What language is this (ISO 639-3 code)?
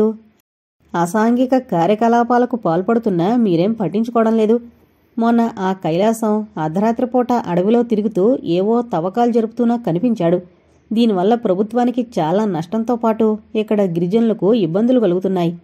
tel